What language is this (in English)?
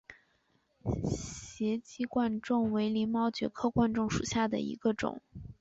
Chinese